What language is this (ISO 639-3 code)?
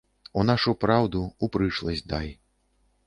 bel